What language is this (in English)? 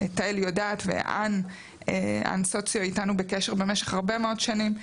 Hebrew